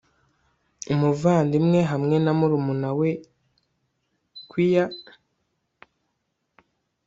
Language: Kinyarwanda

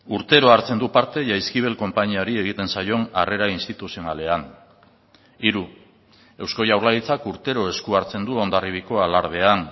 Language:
Basque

